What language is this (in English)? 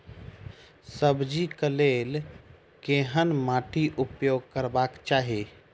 Maithili